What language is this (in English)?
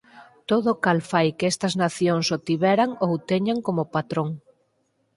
Galician